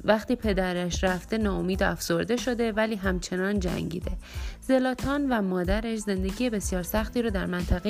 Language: Persian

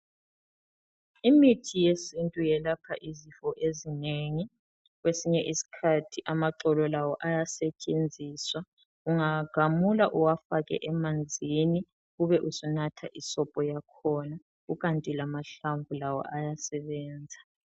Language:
North Ndebele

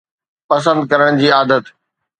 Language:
Sindhi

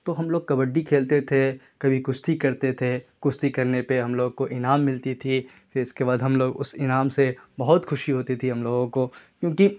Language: Urdu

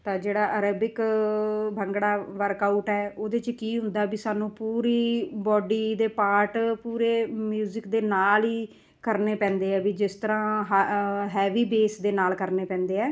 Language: Punjabi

